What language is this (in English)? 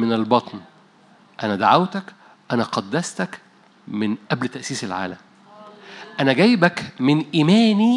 Arabic